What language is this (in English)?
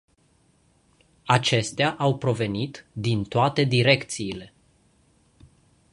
Romanian